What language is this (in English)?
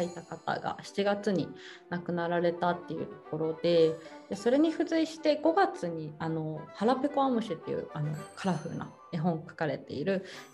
Japanese